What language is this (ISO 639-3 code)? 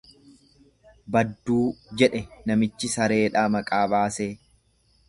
orm